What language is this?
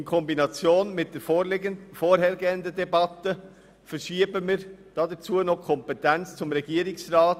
Swiss German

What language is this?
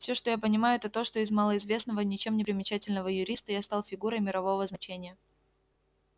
Russian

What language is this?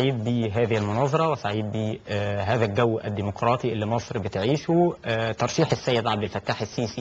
Arabic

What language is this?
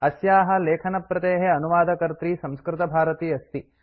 Sanskrit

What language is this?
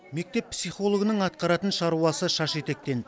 Kazakh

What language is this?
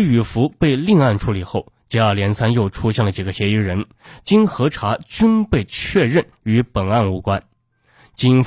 Chinese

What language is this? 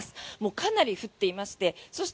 Japanese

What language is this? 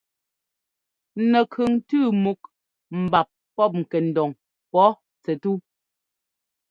Ngomba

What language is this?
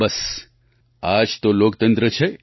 Gujarati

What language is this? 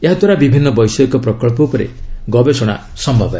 Odia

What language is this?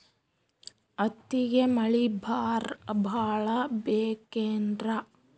Kannada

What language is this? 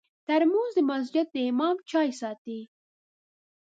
Pashto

